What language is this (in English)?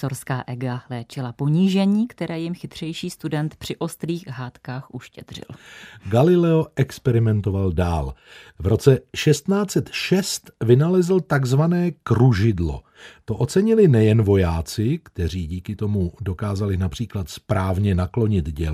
Czech